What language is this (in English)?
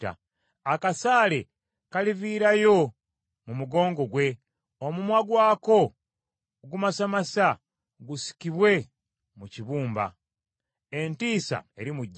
Ganda